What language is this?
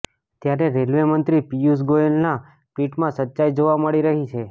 Gujarati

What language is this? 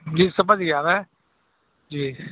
Urdu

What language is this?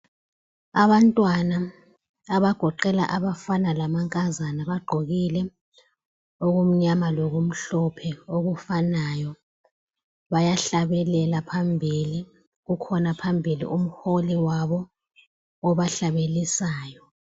North Ndebele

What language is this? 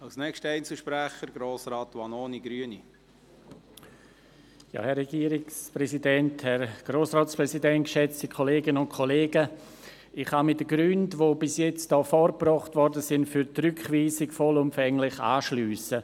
Swiss German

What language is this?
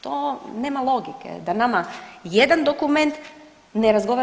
Croatian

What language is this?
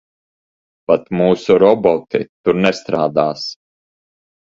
Latvian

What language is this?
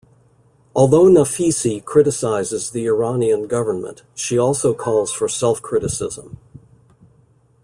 English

